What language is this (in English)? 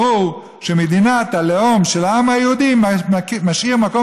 Hebrew